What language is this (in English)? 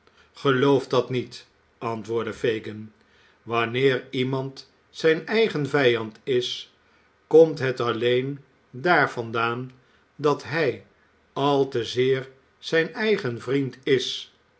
Dutch